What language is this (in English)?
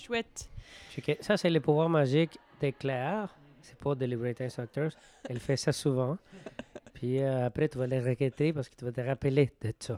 French